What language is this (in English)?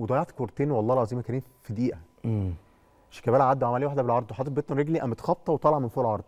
Arabic